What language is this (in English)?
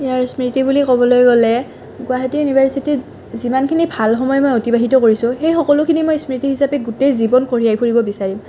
Assamese